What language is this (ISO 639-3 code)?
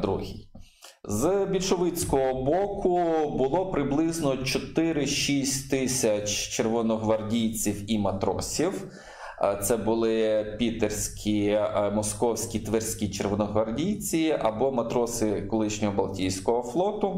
ukr